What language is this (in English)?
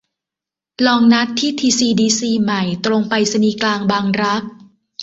Thai